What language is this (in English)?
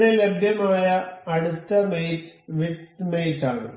Malayalam